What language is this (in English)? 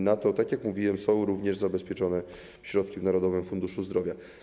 Polish